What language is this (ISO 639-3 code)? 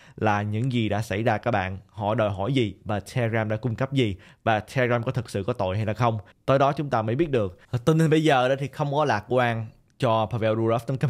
vie